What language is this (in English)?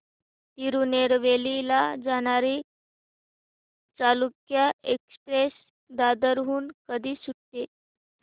Marathi